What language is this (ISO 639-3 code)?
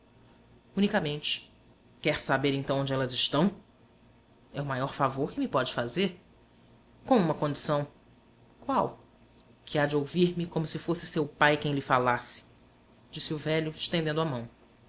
por